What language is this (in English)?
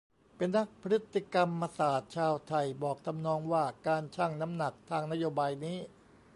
Thai